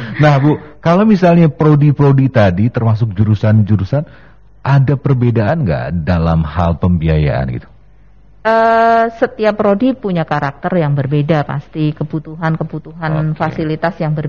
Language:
Indonesian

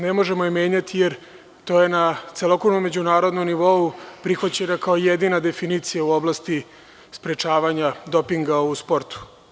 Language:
Serbian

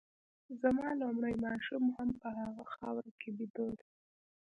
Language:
Pashto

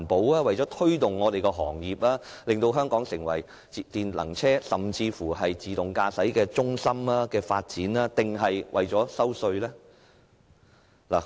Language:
Cantonese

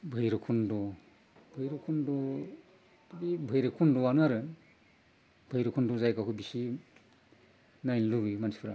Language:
Bodo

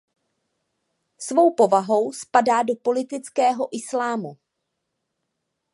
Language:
Czech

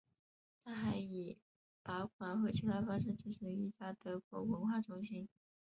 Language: Chinese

